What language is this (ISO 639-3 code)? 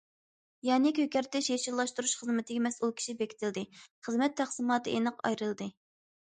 uig